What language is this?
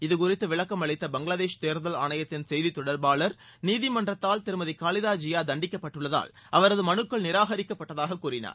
Tamil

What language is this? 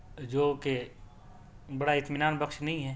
Urdu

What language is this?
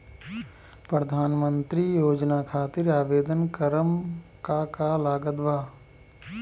Bhojpuri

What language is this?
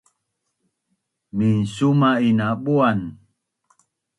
Bunun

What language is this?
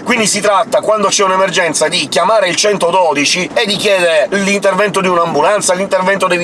Italian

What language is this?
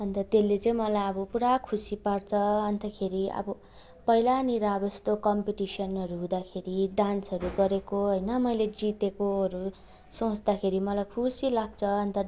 Nepali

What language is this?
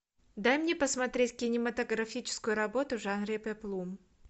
Russian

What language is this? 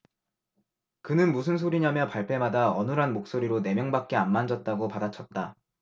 Korean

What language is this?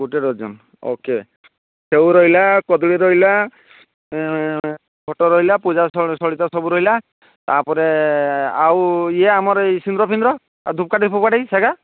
Odia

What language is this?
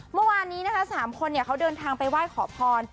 Thai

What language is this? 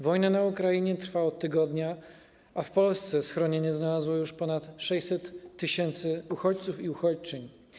Polish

